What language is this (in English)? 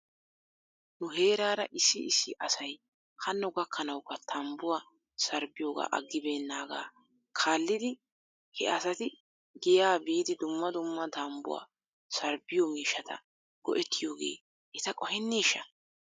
Wolaytta